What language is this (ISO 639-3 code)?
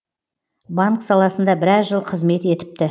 kaz